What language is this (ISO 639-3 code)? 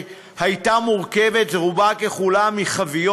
heb